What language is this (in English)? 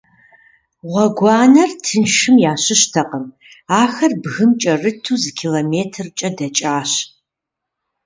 Kabardian